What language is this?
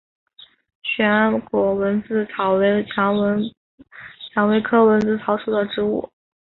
Chinese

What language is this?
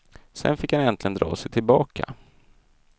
Swedish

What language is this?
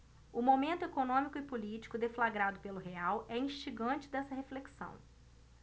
Portuguese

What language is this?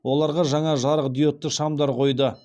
Kazakh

